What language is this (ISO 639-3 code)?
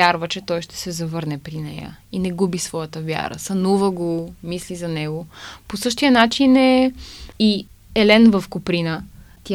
bul